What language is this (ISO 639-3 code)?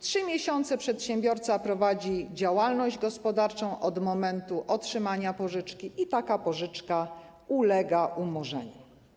pol